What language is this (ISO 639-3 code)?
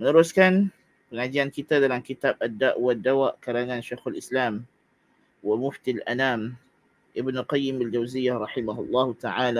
msa